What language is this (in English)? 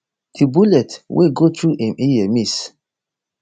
Nigerian Pidgin